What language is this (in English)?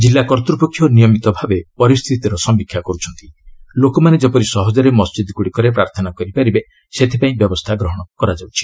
Odia